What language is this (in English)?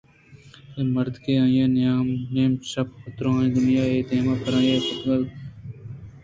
Eastern Balochi